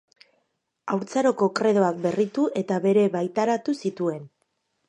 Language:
Basque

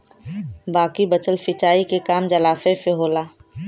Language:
Bhojpuri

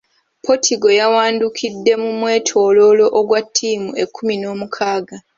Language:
Ganda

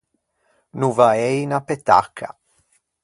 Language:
Ligurian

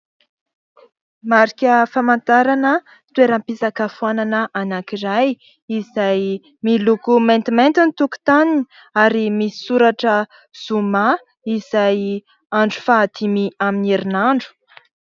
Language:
Malagasy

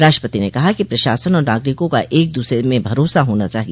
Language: Hindi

